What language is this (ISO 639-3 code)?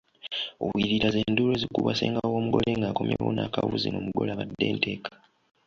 lug